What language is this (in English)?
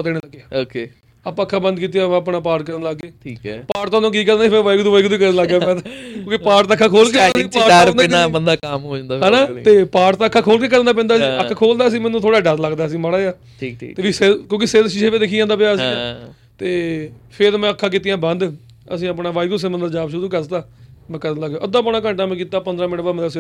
Punjabi